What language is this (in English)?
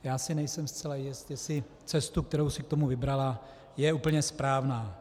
Czech